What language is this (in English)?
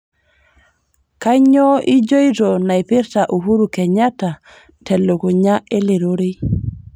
Masai